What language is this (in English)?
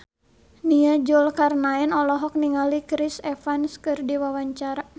Sundanese